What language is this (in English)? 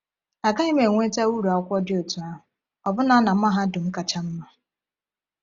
Igbo